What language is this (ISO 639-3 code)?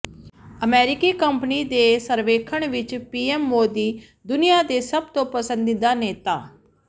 pan